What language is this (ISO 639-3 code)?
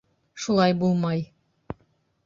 bak